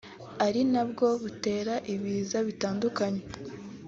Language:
Kinyarwanda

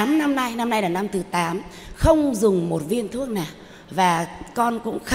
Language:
Vietnamese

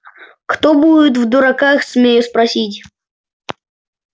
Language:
Russian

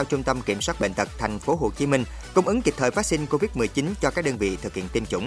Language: Vietnamese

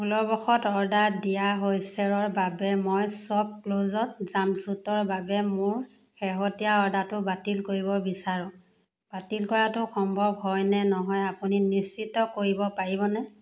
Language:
Assamese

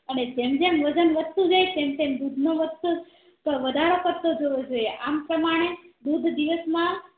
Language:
Gujarati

